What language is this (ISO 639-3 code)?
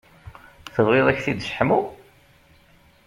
kab